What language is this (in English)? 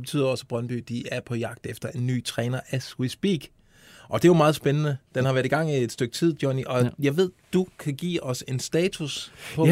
Danish